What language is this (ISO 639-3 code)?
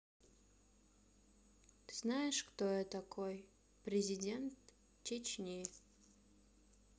rus